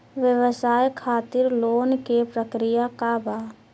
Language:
Bhojpuri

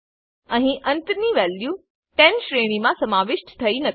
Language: Gujarati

